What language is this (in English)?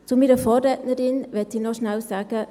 Swiss German